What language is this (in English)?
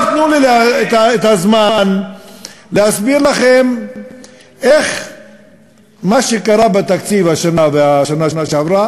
Hebrew